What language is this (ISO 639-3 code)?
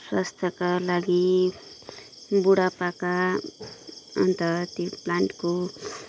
nep